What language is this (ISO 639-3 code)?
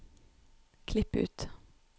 nor